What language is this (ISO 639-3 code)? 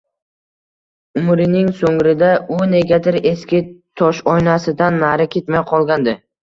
uzb